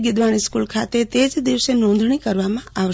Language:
Gujarati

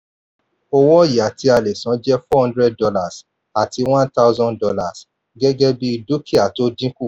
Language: Yoruba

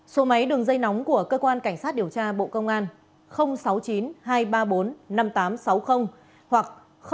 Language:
Vietnamese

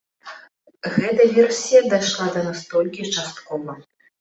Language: Belarusian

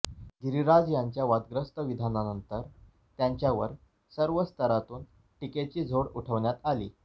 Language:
Marathi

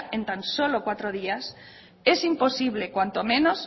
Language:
Spanish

